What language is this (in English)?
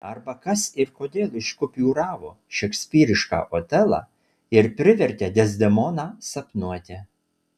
Lithuanian